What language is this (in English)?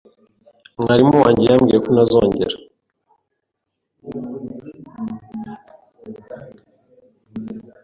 Kinyarwanda